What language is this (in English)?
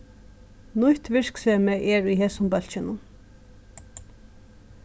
Faroese